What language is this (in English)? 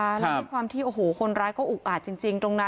Thai